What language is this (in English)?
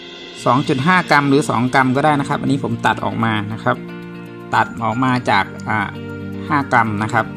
Thai